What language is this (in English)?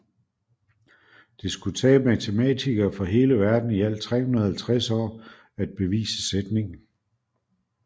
Danish